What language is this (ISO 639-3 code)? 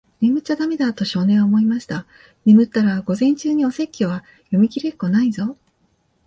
jpn